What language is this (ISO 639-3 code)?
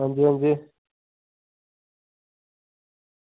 doi